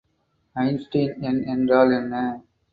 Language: Tamil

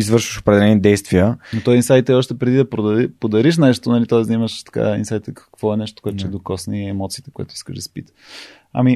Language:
Bulgarian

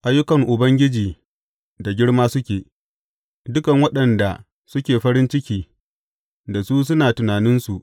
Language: Hausa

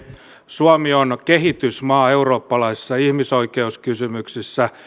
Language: Finnish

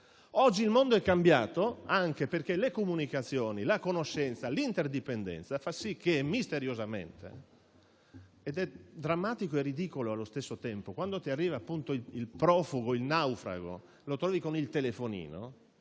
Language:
Italian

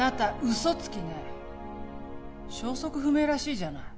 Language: Japanese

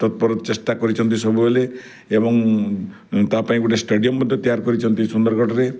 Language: Odia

